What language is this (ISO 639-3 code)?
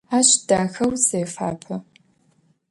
ady